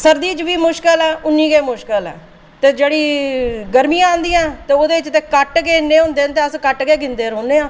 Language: Dogri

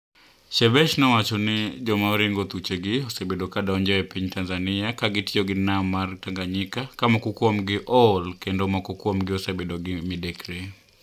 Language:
Luo (Kenya and Tanzania)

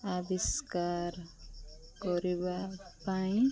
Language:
Odia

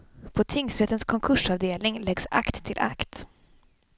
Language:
Swedish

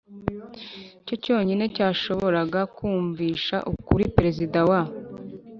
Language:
Kinyarwanda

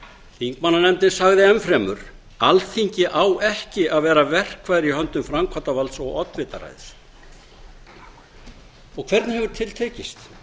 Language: Icelandic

